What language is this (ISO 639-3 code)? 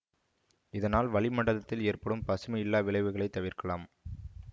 tam